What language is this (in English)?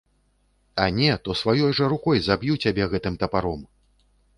Belarusian